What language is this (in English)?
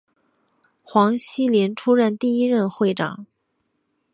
Chinese